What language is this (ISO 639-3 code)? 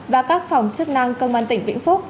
vie